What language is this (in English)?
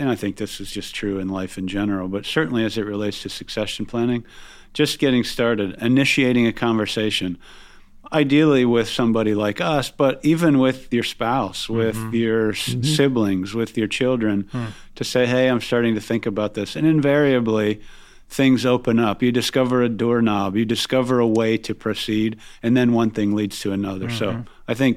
English